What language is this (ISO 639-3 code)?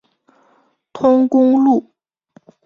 zho